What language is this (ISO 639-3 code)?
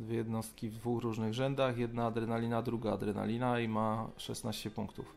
pol